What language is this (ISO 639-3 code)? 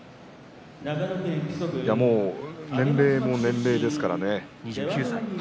jpn